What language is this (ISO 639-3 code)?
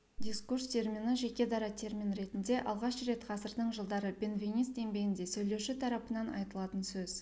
kaz